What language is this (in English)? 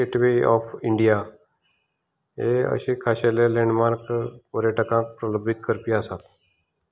Konkani